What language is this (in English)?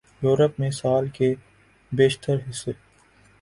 Urdu